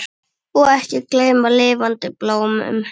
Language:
Icelandic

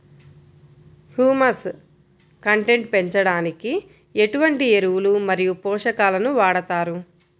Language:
Telugu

